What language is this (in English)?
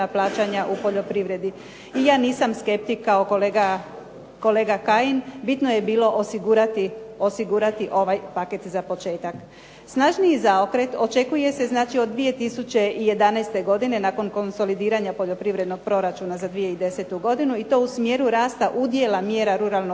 Croatian